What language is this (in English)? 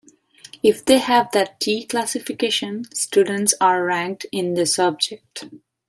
English